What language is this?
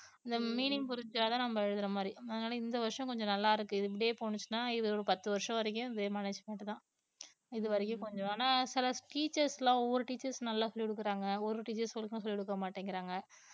Tamil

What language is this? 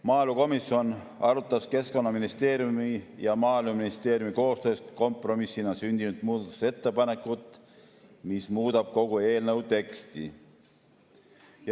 Estonian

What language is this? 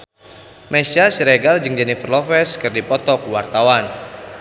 Sundanese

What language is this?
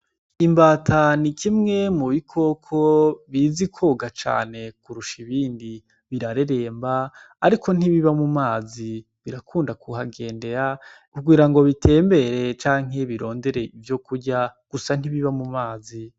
Rundi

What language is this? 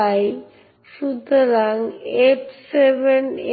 Bangla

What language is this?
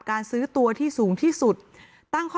Thai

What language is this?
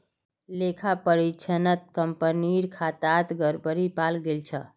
Magahi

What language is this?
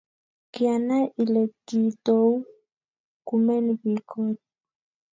Kalenjin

